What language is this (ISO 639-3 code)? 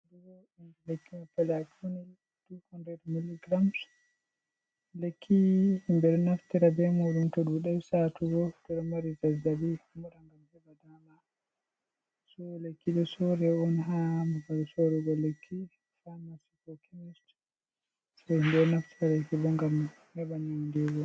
ful